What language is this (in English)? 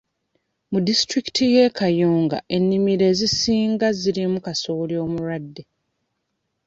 Ganda